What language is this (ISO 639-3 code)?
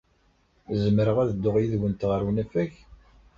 kab